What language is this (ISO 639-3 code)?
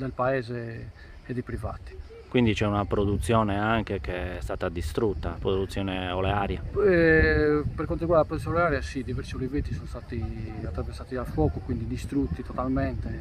ita